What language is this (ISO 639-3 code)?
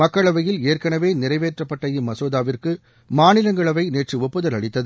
tam